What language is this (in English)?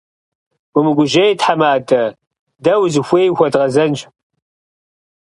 Kabardian